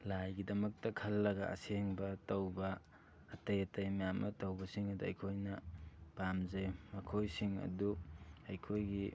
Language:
Manipuri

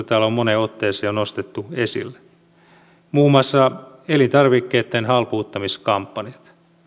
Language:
Finnish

